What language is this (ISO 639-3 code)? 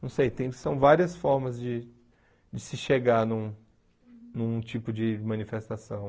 por